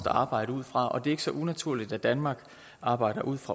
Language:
Danish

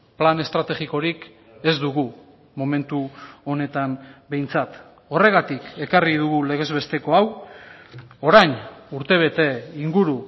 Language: Basque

